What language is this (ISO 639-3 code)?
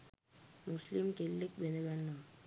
sin